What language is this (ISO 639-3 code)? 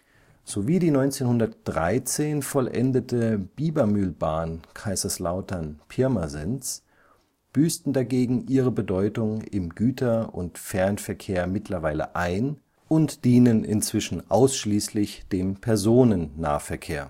deu